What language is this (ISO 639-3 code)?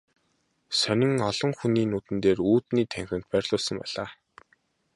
mon